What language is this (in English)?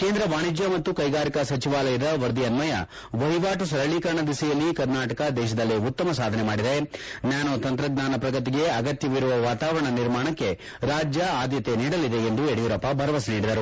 Kannada